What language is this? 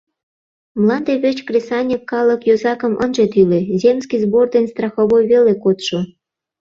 Mari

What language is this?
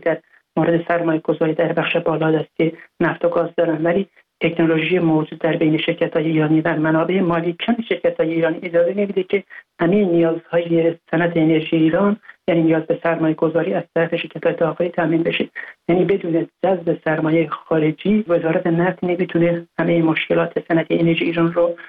Persian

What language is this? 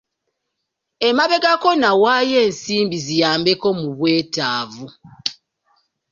Ganda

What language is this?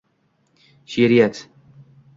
Uzbek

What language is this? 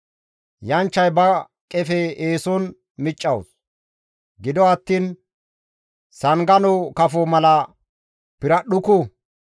Gamo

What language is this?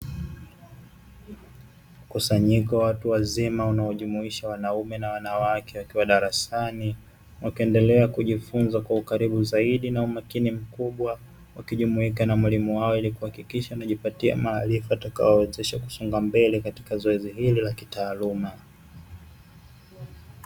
Swahili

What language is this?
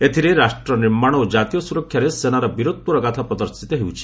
Odia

